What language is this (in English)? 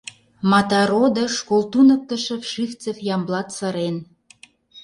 Mari